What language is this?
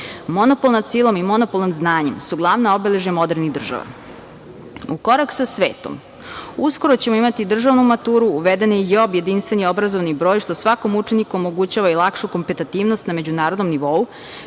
Serbian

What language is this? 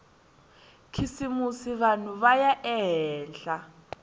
Tsonga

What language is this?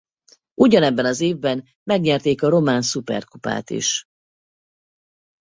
Hungarian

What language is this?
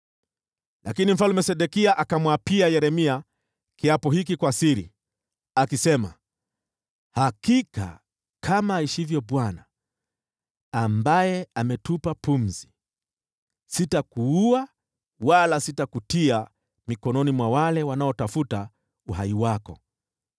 Swahili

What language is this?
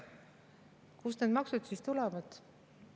Estonian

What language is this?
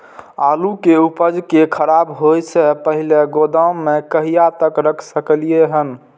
Maithili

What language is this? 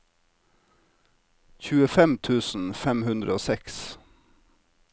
Norwegian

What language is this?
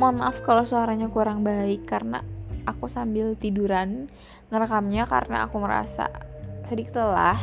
Indonesian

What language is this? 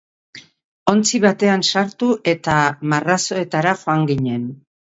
Basque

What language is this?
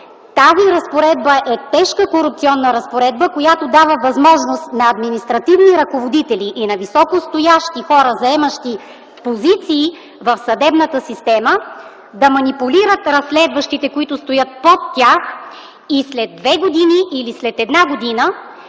Bulgarian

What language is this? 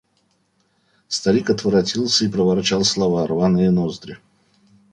Russian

